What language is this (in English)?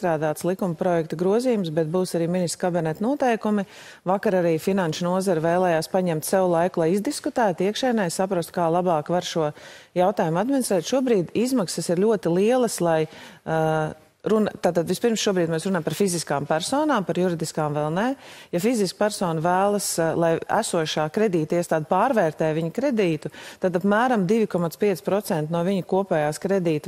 Latvian